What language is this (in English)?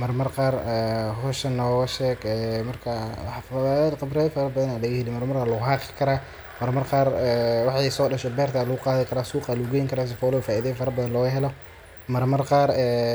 Somali